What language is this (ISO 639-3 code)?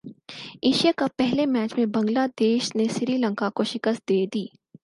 urd